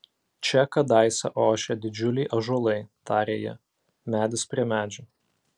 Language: Lithuanian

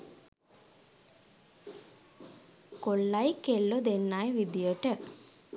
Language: Sinhala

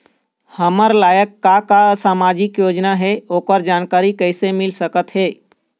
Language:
Chhattisgarhi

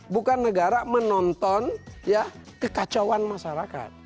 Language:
Indonesian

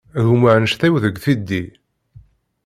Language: Kabyle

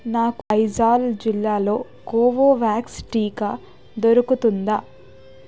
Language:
Telugu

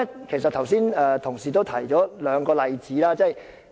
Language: Cantonese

